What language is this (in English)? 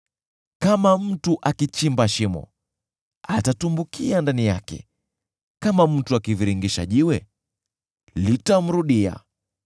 Swahili